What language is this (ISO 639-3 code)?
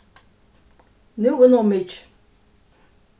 fao